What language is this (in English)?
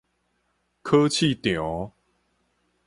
Min Nan Chinese